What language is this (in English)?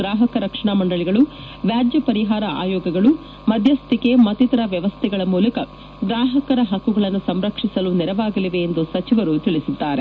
Kannada